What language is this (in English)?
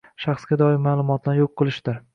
Uzbek